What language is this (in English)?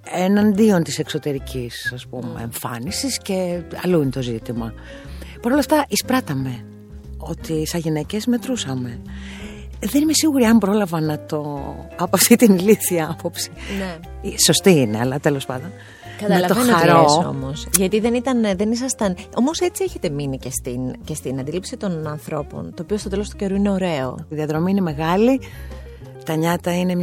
Greek